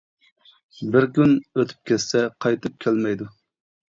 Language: Uyghur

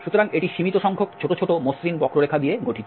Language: Bangla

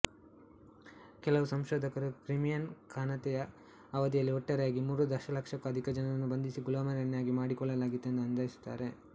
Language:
Kannada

